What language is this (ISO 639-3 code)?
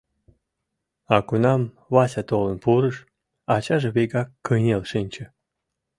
chm